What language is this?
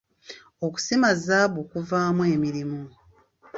Ganda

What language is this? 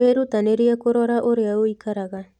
Kikuyu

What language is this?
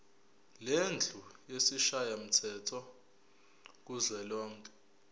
Zulu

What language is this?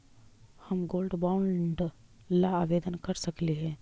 Magahi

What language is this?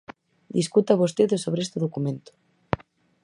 Galician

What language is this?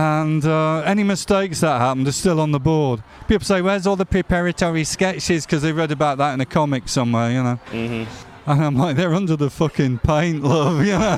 Finnish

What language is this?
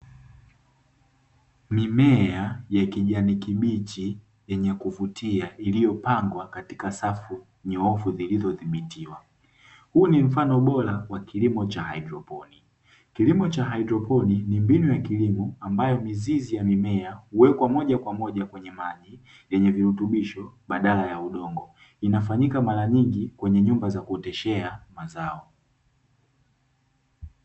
Swahili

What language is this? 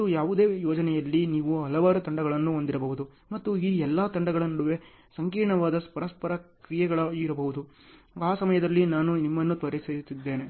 Kannada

